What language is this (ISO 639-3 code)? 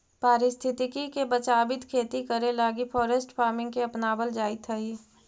mag